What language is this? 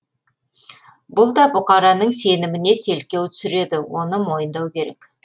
Kazakh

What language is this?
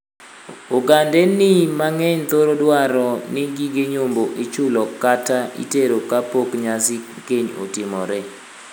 Luo (Kenya and Tanzania)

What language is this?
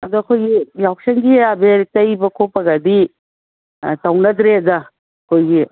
Manipuri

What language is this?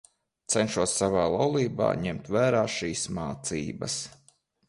Latvian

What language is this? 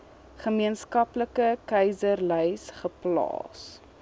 Afrikaans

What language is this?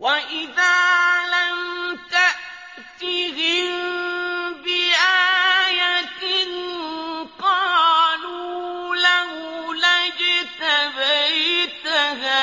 Arabic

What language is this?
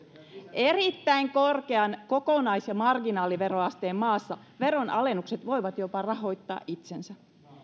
Finnish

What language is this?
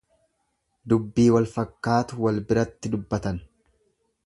Oromo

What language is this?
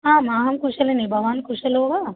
Sanskrit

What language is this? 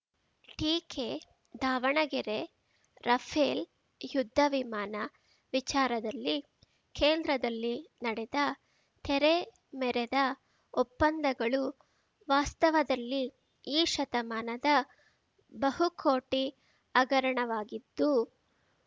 Kannada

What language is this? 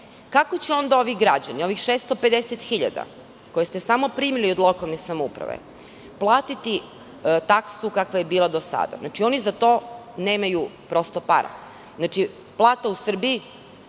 Serbian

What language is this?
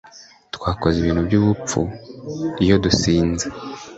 Kinyarwanda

